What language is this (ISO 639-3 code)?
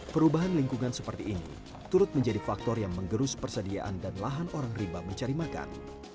ind